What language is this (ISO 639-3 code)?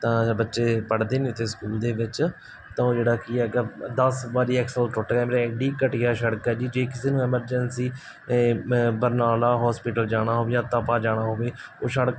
pan